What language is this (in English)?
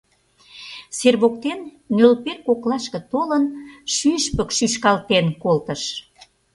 Mari